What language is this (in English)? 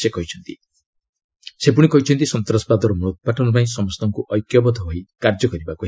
Odia